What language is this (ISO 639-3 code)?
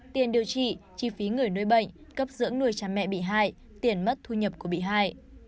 vie